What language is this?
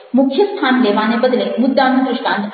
Gujarati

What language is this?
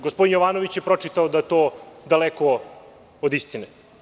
Serbian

